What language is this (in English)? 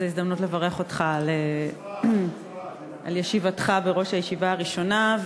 Hebrew